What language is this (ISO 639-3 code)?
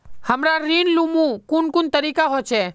mag